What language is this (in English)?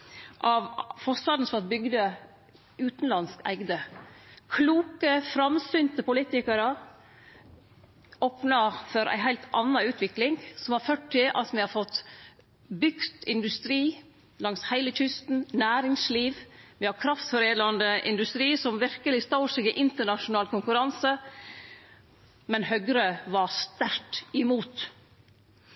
Norwegian Nynorsk